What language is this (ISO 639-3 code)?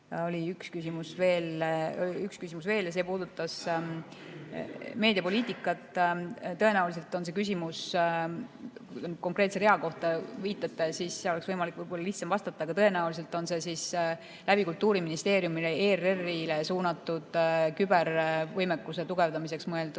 est